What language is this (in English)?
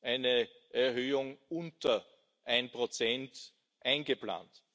German